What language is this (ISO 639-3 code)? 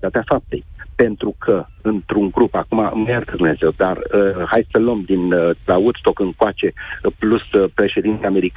ron